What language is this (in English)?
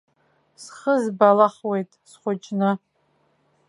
Abkhazian